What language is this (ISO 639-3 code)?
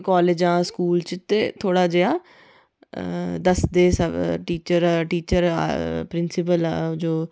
doi